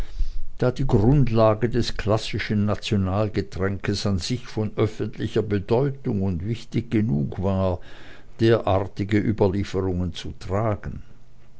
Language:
German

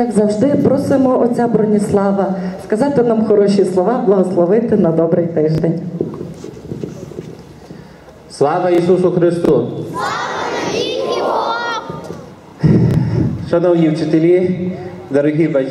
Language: Ukrainian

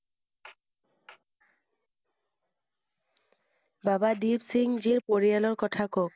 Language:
Assamese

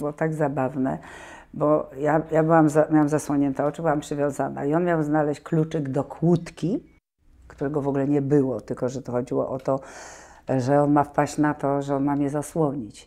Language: Polish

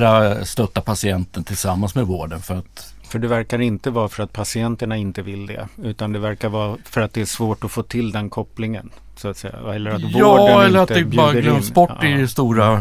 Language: Swedish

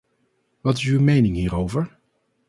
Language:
Dutch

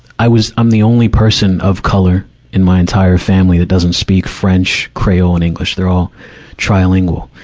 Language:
English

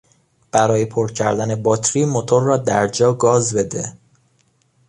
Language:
Persian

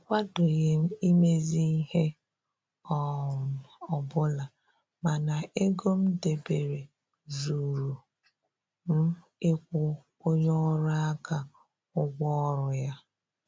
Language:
Igbo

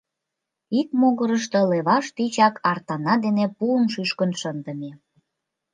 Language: Mari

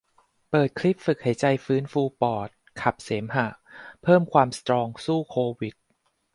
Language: Thai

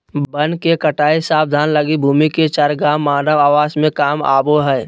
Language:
Magahi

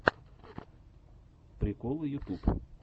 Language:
Russian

